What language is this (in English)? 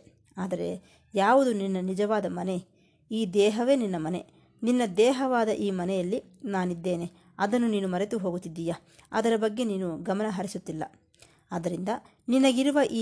Kannada